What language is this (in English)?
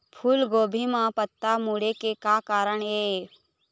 Chhattisgarhi